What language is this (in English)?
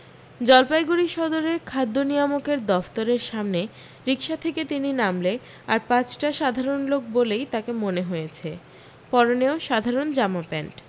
Bangla